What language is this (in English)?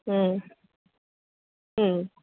Gujarati